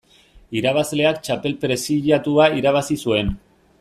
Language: Basque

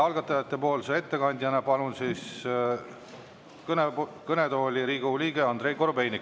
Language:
Estonian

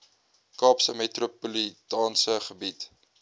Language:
Afrikaans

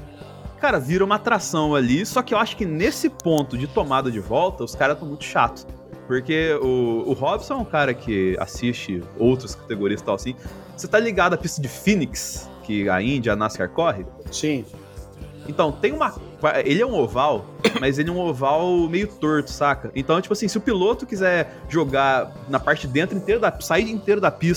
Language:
Portuguese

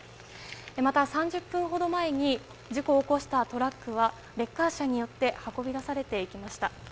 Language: Japanese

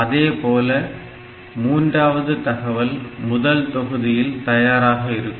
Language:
Tamil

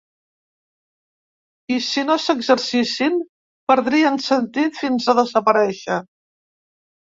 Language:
Catalan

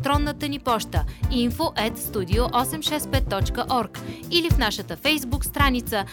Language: Bulgarian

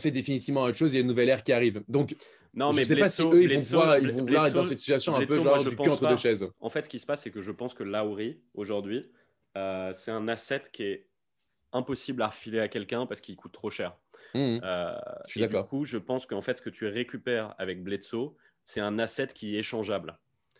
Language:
French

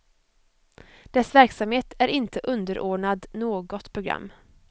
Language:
Swedish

